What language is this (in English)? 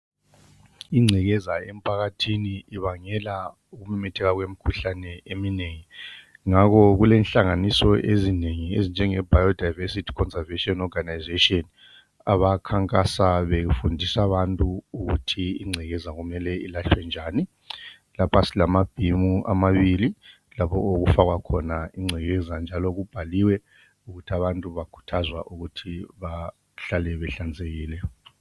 North Ndebele